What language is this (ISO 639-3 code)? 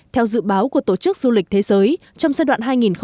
vie